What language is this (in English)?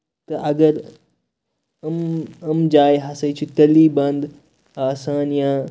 Kashmiri